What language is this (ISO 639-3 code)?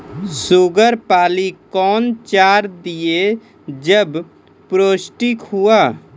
mai